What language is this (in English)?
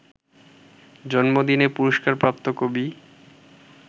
Bangla